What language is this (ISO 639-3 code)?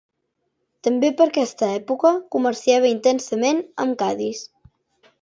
cat